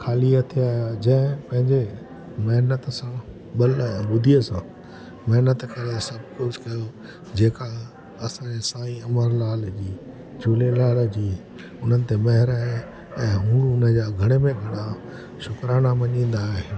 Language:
Sindhi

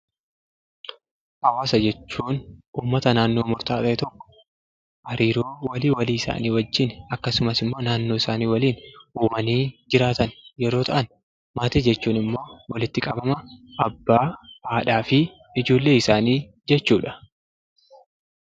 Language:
Oromo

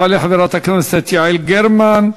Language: Hebrew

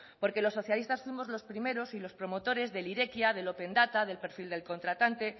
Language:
Spanish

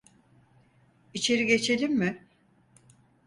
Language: Turkish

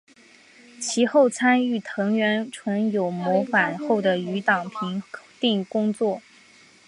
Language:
Chinese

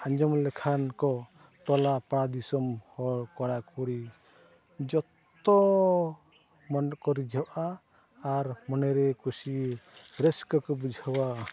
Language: Santali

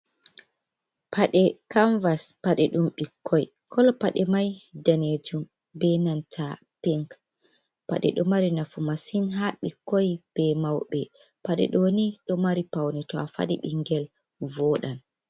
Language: Fula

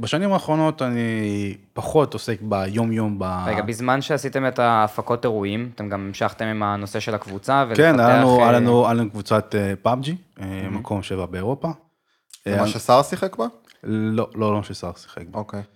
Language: Hebrew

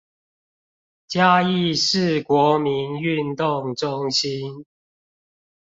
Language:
Chinese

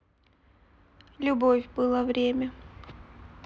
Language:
Russian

